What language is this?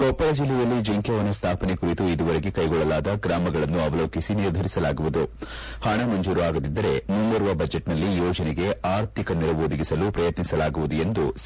Kannada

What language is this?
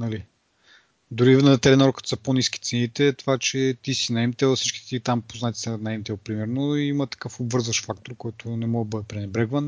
Bulgarian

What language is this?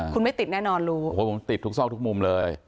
Thai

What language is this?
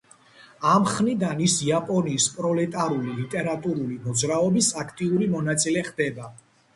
Georgian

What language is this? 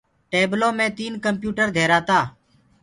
Gurgula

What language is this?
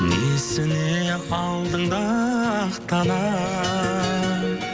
Kazakh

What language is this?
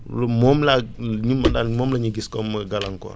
Wolof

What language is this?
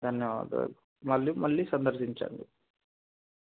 Telugu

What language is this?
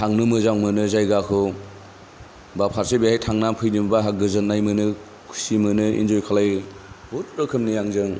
Bodo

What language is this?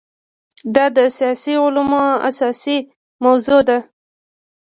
Pashto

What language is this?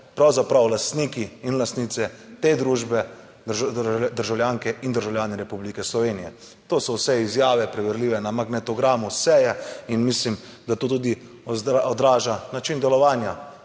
Slovenian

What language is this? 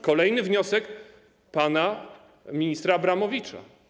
Polish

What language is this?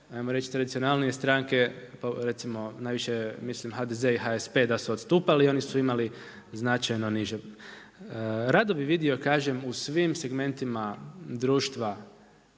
Croatian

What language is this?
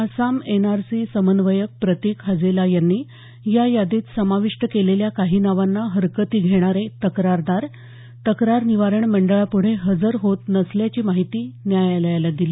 Marathi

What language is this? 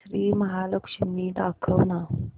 Marathi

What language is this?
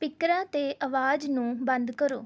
Punjabi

